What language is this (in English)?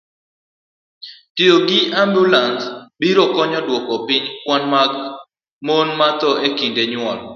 Luo (Kenya and Tanzania)